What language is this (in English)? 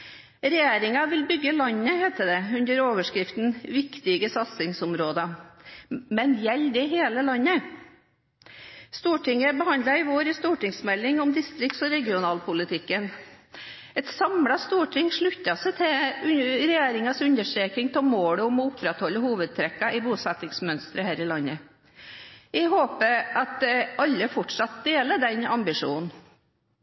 Norwegian Bokmål